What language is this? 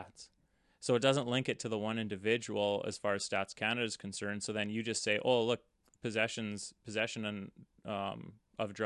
English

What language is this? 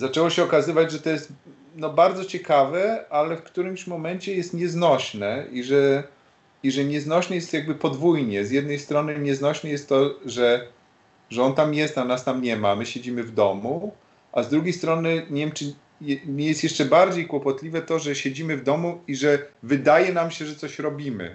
Polish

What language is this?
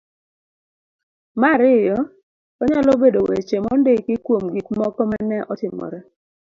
Luo (Kenya and Tanzania)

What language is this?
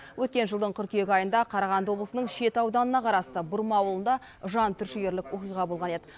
Kazakh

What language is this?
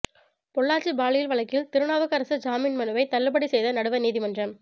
Tamil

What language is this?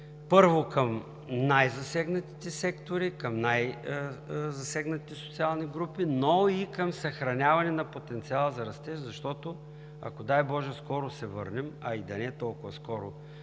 Bulgarian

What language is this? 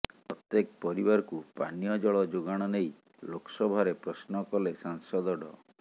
Odia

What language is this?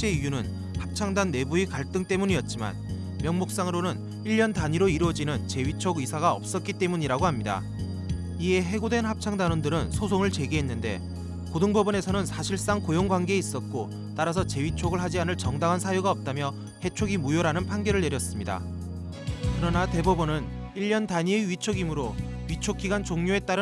Korean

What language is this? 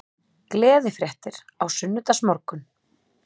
Icelandic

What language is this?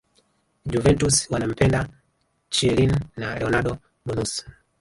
Swahili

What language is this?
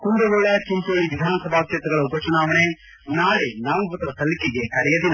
Kannada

